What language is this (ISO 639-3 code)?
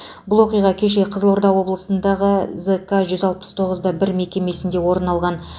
kaz